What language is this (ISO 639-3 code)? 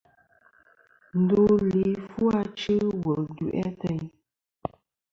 bkm